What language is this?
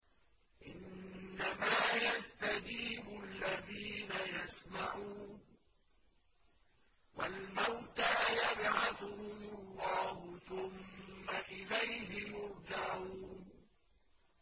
Arabic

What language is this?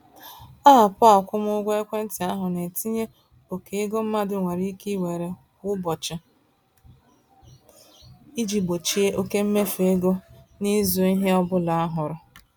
Igbo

